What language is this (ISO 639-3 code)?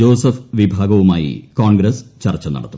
mal